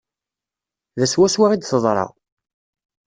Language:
Kabyle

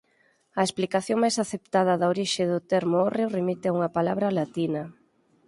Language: Galician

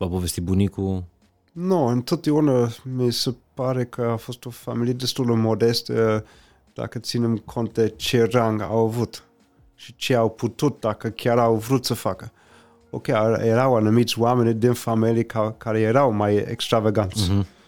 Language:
Romanian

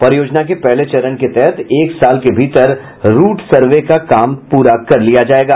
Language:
Hindi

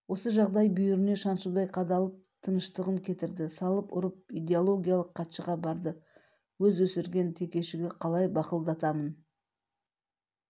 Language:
Kazakh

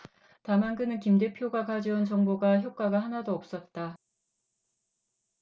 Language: Korean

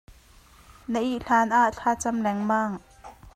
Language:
Hakha Chin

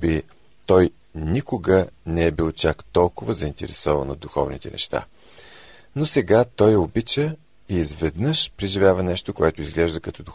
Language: Bulgarian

